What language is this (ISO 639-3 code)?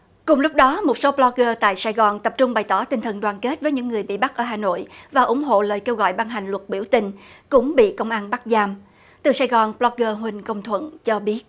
vie